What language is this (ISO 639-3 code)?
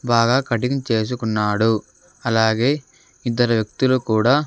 tel